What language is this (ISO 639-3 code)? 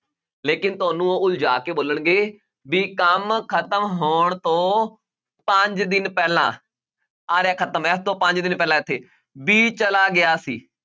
pan